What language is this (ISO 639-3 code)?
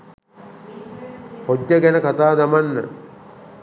sin